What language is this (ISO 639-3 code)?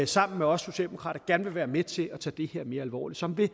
dan